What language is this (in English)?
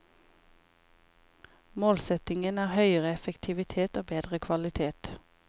Norwegian